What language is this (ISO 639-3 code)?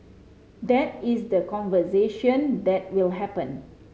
eng